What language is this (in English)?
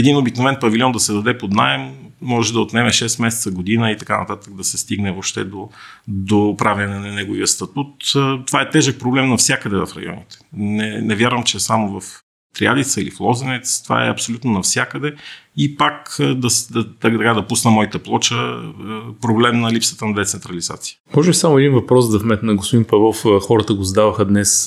Bulgarian